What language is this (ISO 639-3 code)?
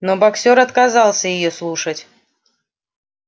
rus